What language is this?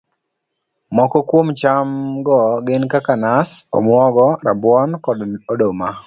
Luo (Kenya and Tanzania)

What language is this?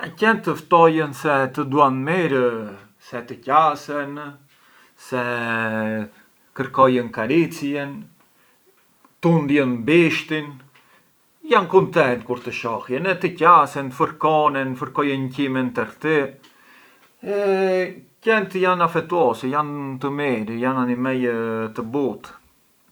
Arbëreshë Albanian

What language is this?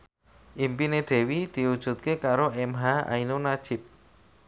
Javanese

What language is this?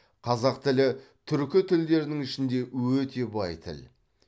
Kazakh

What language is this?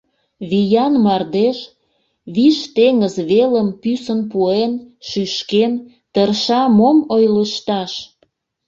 Mari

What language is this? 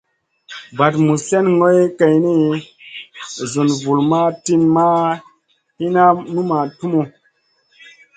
Masana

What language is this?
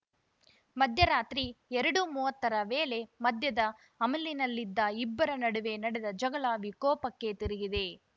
Kannada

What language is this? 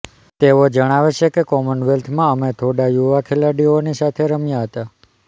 Gujarati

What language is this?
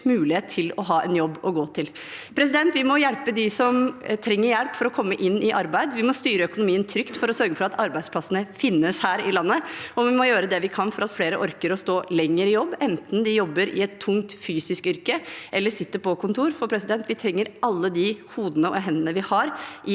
Norwegian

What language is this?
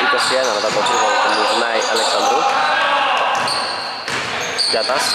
Greek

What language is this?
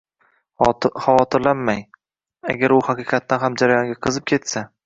Uzbek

